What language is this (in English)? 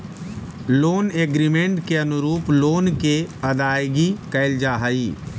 Magahi